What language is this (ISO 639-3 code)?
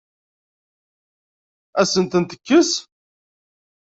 kab